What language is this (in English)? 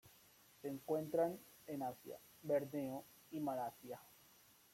Spanish